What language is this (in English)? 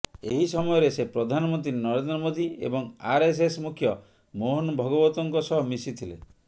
Odia